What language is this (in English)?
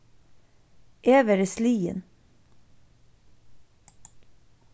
Faroese